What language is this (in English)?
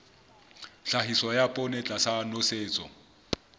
Southern Sotho